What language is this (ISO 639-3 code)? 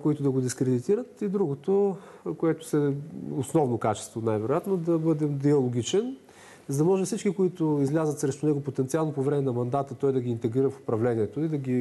bul